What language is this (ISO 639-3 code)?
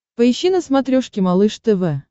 rus